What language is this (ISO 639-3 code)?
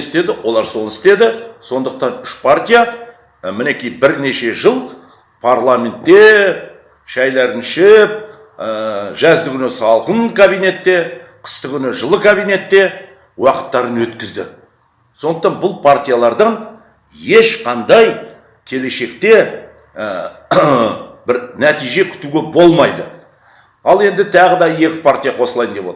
kaz